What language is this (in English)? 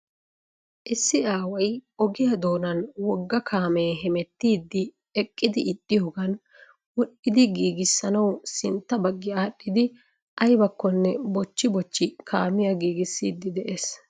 Wolaytta